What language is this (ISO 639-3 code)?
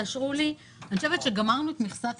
heb